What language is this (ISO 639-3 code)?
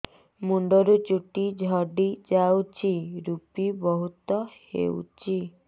ori